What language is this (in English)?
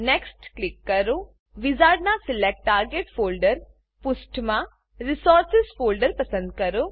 Gujarati